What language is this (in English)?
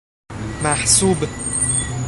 Persian